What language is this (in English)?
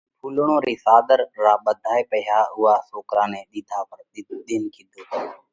Parkari Koli